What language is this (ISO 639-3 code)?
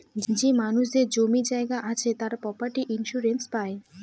ben